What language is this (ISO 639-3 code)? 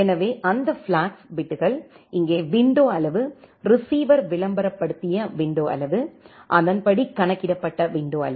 tam